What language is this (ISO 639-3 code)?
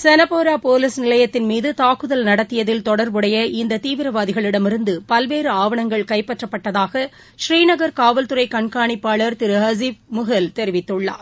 tam